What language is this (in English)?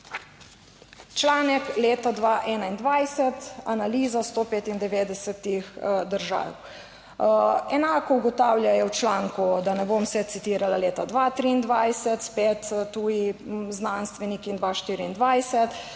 Slovenian